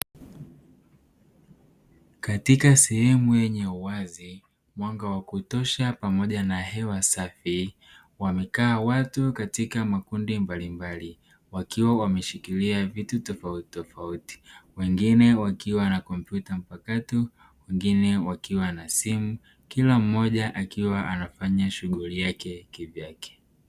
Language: Swahili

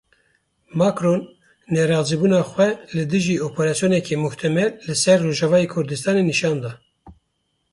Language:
Kurdish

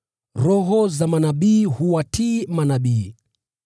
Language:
Swahili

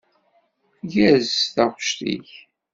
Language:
Kabyle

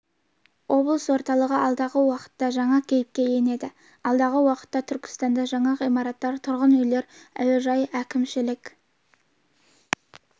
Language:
Kazakh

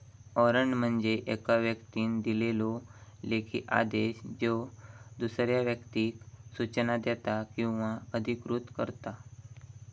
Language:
Marathi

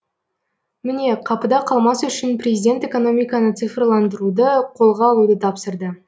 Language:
Kazakh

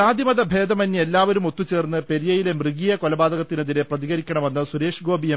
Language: Malayalam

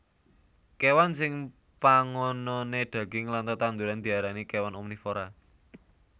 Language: Javanese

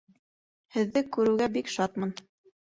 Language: Bashkir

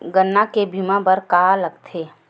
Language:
Chhattisgarhi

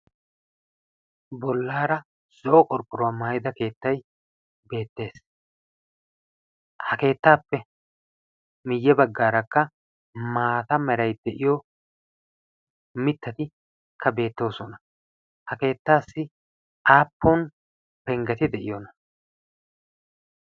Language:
Wolaytta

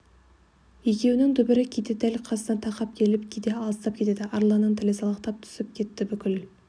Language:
Kazakh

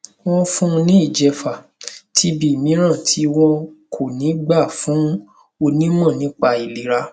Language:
Yoruba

